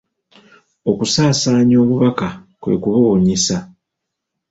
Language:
Ganda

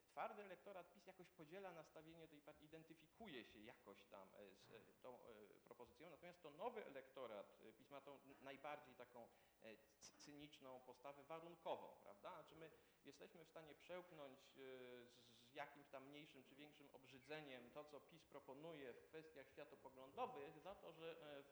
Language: Polish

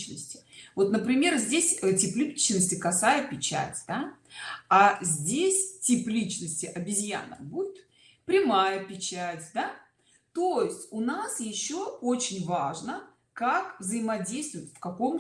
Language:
Russian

